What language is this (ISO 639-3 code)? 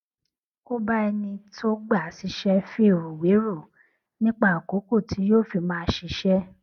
yor